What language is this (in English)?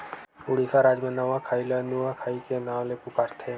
Chhattisgarhi